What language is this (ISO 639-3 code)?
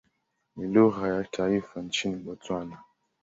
swa